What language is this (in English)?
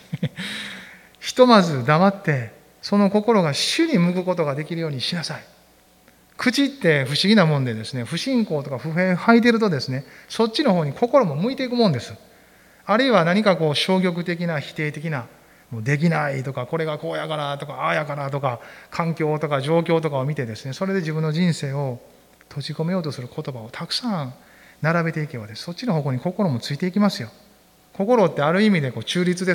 Japanese